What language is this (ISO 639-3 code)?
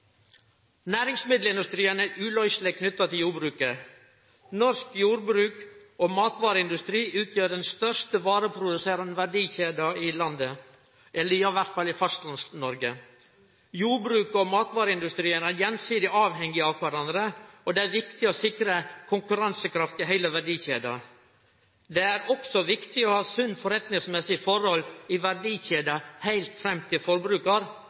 nno